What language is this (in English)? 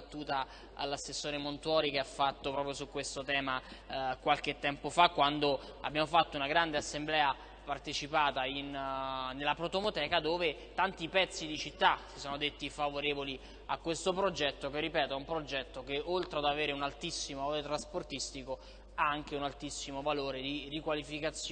Italian